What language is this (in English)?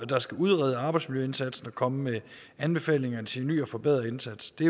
Danish